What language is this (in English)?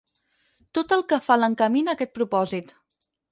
Catalan